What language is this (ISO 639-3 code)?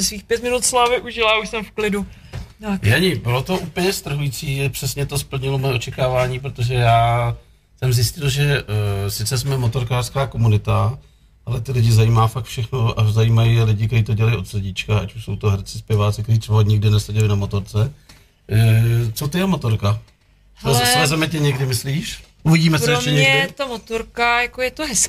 ces